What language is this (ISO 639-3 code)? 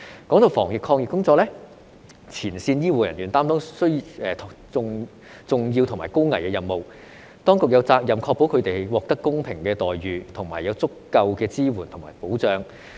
yue